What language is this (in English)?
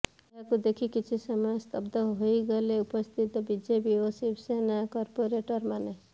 Odia